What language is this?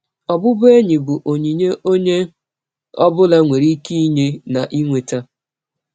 Igbo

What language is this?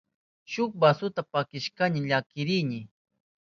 Southern Pastaza Quechua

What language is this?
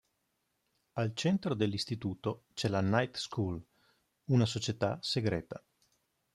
Italian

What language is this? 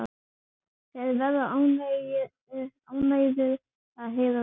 Icelandic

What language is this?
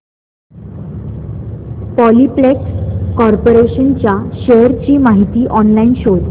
Marathi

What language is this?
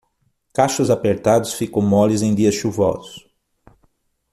Portuguese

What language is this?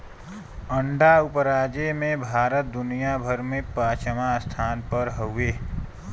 Bhojpuri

